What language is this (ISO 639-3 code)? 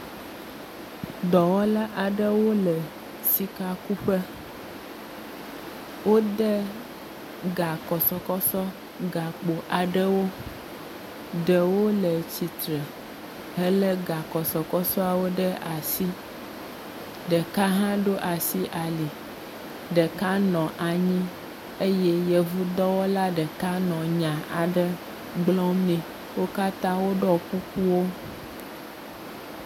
ewe